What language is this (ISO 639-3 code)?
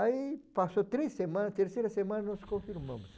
por